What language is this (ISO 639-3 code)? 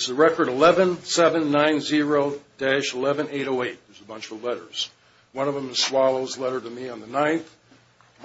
eng